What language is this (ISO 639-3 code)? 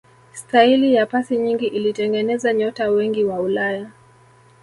swa